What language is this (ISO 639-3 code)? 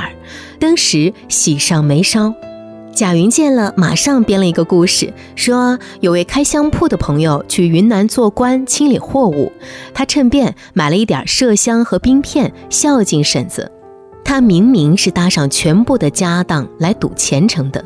zho